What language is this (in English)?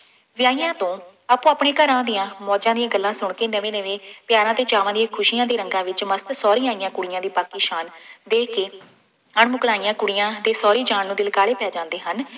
Punjabi